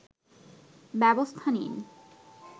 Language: Bangla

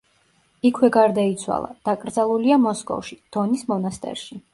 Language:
Georgian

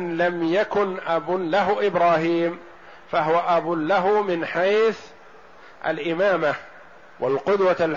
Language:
Arabic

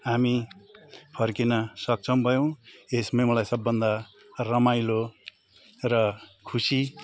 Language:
Nepali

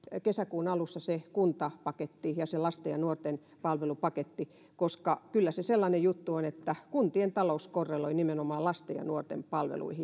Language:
Finnish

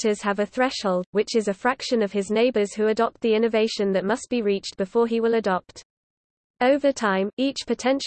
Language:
English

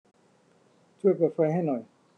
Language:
Thai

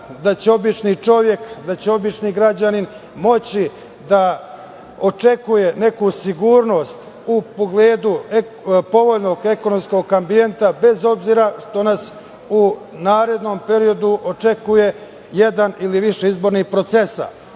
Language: Serbian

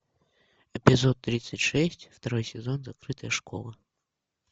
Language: Russian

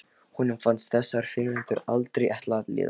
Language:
Icelandic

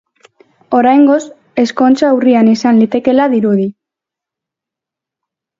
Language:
Basque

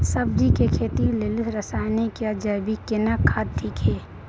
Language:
Maithili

